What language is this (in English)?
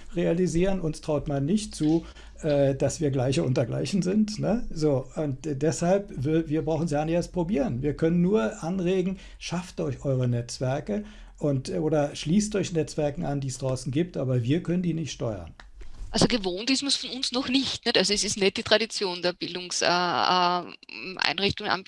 German